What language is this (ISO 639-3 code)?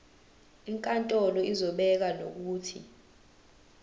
zul